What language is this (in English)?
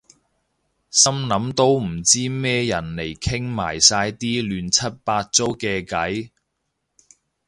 Cantonese